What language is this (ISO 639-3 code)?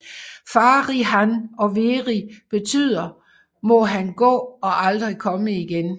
dan